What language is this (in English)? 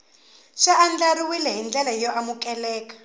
Tsonga